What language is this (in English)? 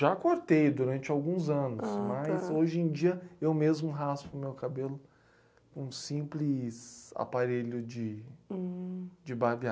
Portuguese